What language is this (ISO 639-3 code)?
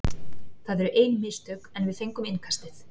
isl